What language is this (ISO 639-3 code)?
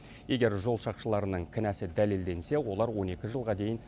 kaz